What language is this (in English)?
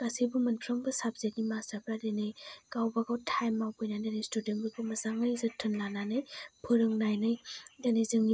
Bodo